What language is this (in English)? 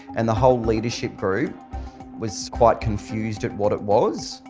English